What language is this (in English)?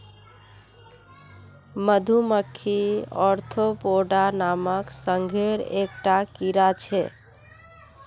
Magahi